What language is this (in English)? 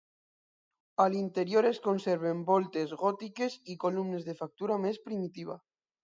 Catalan